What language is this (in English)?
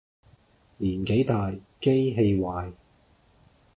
Cantonese